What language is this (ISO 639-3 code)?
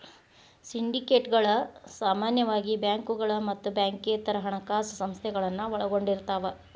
kan